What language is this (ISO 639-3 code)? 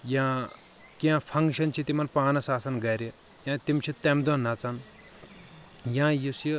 kas